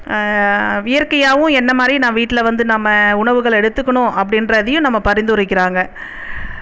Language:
Tamil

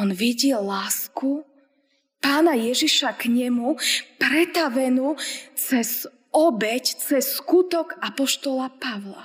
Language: Slovak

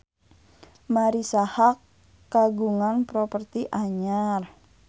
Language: Sundanese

